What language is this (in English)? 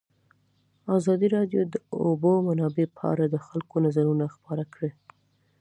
Pashto